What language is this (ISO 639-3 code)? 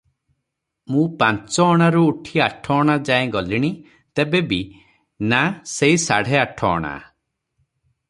ori